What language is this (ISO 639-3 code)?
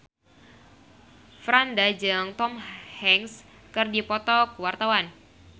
sun